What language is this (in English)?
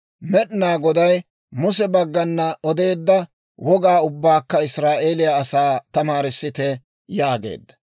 Dawro